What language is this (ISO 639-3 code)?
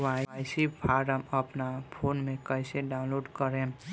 bho